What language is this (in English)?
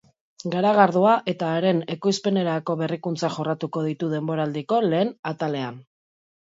Basque